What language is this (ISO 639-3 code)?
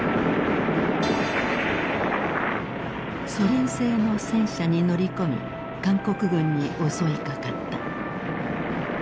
jpn